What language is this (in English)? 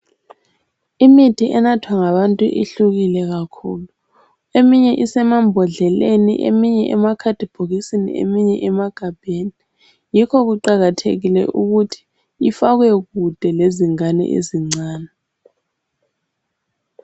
North Ndebele